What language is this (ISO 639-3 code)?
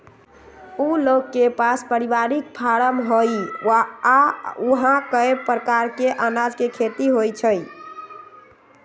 mag